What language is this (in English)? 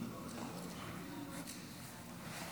Hebrew